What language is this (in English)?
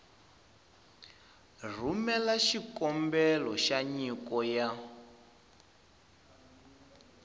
Tsonga